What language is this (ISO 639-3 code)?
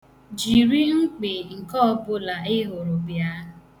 ibo